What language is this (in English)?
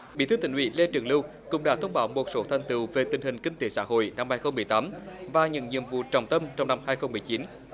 Vietnamese